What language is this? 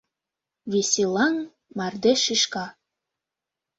Mari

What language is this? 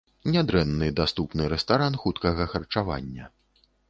Belarusian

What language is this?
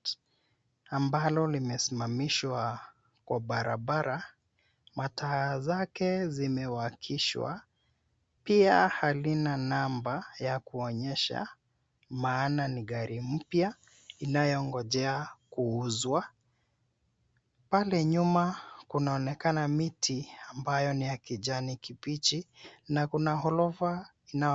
Swahili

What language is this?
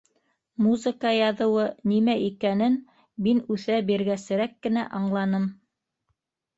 Bashkir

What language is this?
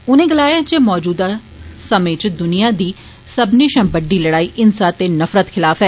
Dogri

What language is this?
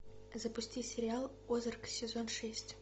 Russian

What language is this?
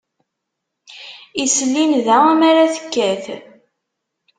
Kabyle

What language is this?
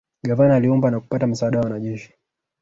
Swahili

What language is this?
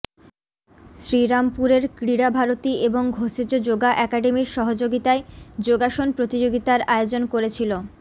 Bangla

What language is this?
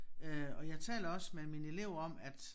Danish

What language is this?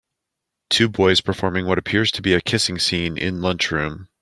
English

